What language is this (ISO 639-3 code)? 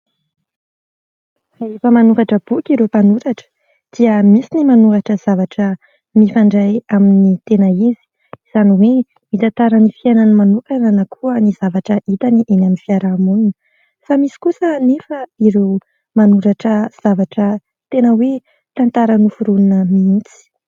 mlg